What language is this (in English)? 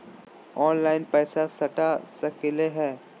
Magahi